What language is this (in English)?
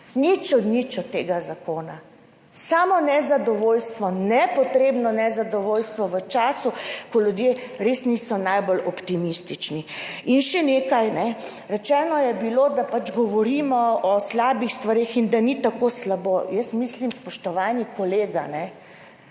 Slovenian